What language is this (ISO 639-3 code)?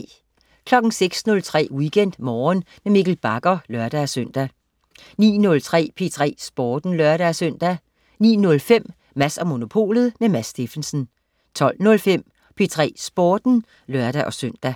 dan